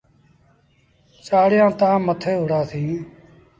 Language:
Sindhi Bhil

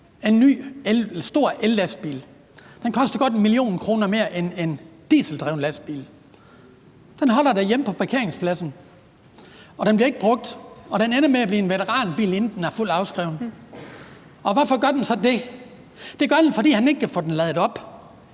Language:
Danish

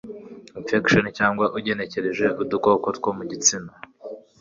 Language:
Kinyarwanda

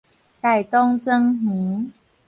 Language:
Min Nan Chinese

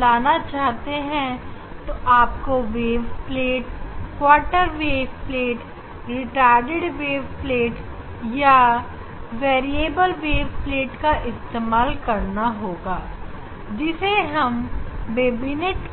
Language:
Hindi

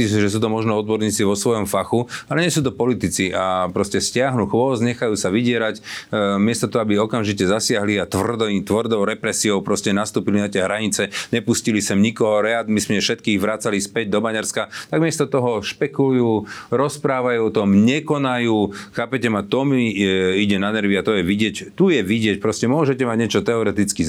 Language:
Slovak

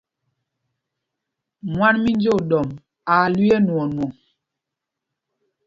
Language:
Mpumpong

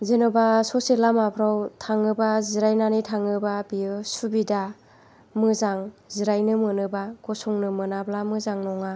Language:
Bodo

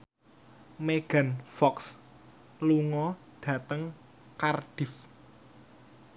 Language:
Javanese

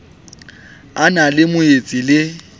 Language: Southern Sotho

